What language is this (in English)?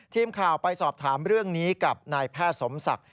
Thai